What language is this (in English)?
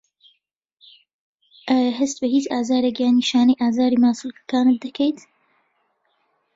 Central Kurdish